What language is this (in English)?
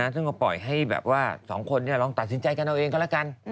Thai